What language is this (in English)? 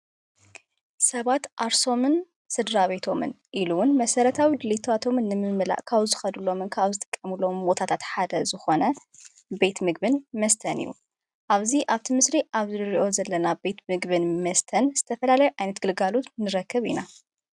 Tigrinya